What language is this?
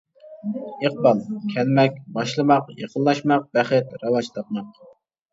Uyghur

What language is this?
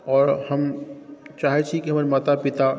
Maithili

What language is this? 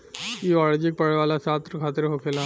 Bhojpuri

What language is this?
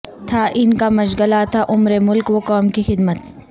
Urdu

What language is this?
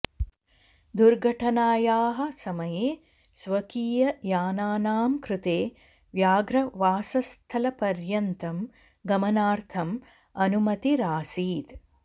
Sanskrit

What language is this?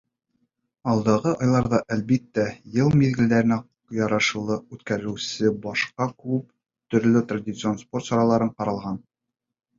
Bashkir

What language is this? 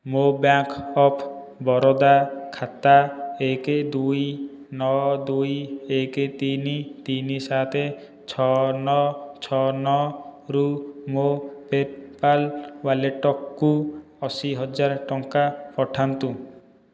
Odia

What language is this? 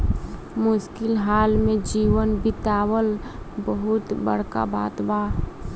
Bhojpuri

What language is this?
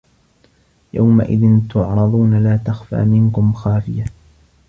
Arabic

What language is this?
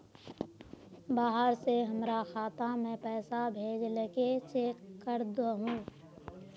Magahi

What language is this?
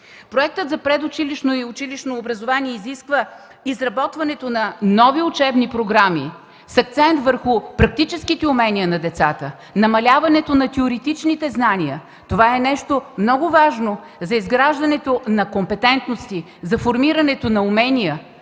Bulgarian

